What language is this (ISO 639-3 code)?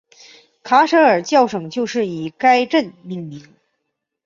zho